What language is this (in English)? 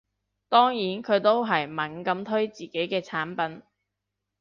Cantonese